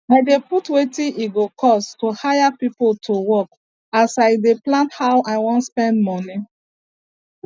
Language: Nigerian Pidgin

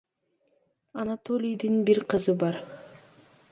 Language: Kyrgyz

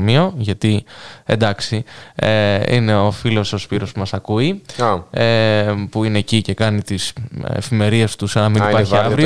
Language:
Greek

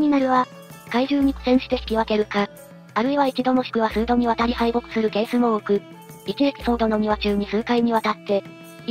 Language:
Japanese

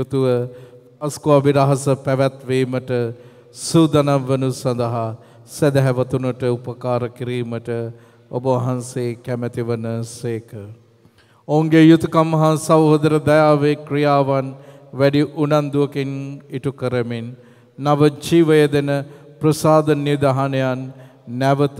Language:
Romanian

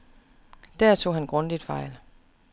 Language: Danish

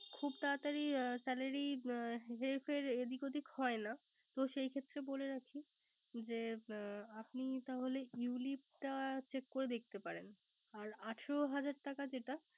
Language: Bangla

